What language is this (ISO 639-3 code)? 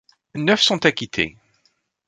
fra